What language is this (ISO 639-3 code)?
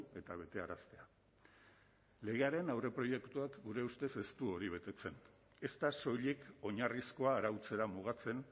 eus